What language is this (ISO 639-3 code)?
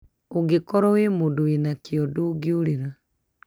kik